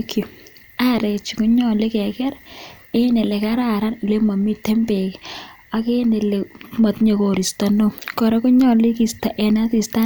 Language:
Kalenjin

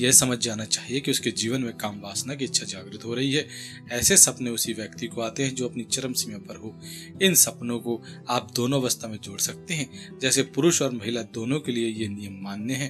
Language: Hindi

